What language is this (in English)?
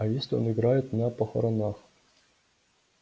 Russian